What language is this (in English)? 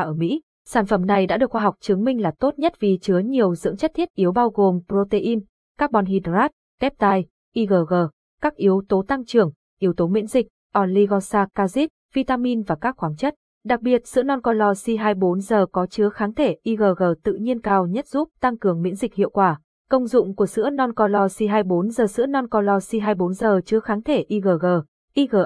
Vietnamese